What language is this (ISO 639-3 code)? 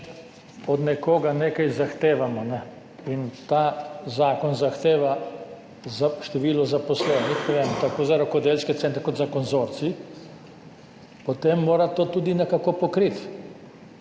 slv